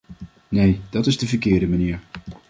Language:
Dutch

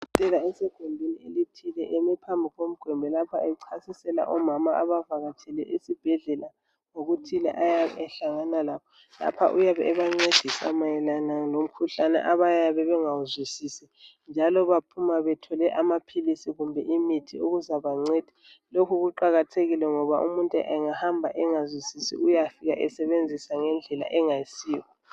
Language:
North Ndebele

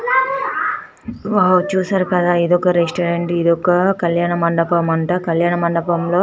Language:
Telugu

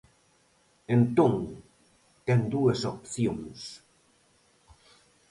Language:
Galician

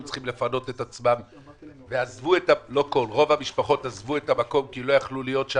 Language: Hebrew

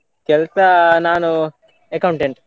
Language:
Kannada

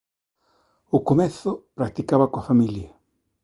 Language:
Galician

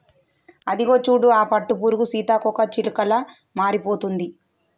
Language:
Telugu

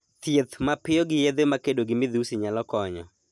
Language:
Luo (Kenya and Tanzania)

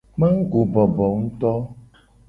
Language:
Gen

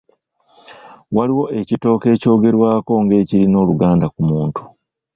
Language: Ganda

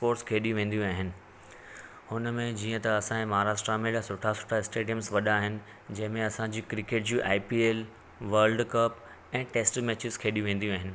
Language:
Sindhi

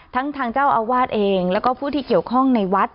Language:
Thai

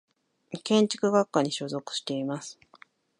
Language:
Japanese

